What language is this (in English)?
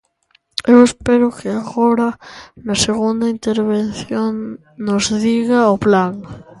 Galician